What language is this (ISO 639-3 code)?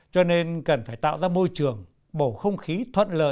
vie